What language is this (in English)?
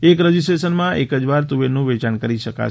Gujarati